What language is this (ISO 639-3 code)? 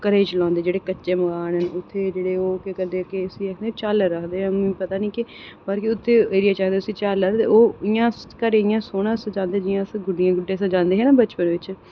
doi